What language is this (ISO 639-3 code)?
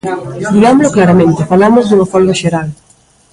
glg